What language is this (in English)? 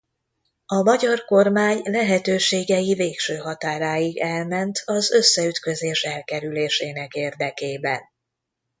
Hungarian